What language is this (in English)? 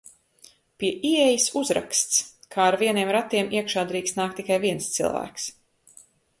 Latvian